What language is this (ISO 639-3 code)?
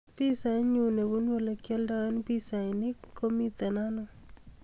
kln